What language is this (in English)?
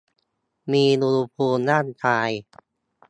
Thai